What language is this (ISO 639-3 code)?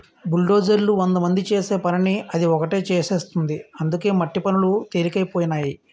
tel